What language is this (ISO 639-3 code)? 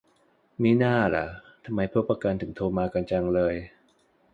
tha